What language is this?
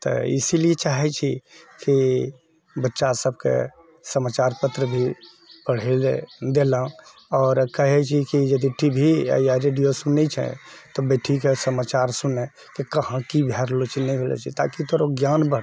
Maithili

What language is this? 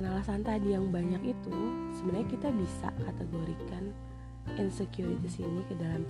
Indonesian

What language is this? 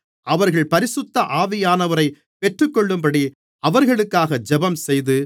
Tamil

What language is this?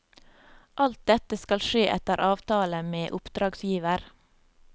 Norwegian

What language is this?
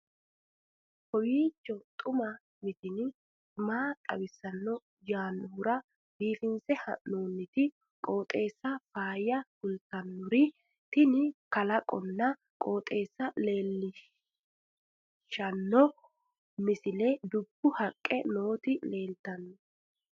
Sidamo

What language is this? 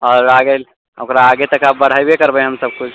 Maithili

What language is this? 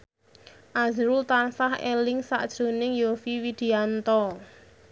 Javanese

